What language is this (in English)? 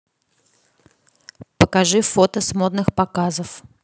Russian